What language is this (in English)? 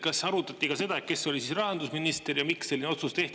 Estonian